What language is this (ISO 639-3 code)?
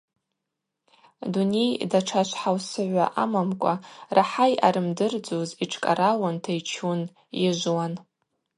abq